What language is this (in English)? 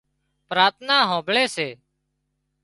Wadiyara Koli